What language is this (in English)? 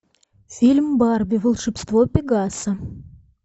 Russian